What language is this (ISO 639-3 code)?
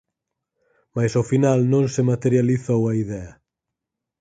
glg